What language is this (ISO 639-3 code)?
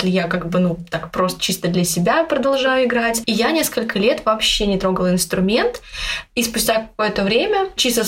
rus